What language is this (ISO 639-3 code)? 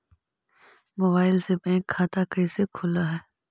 mag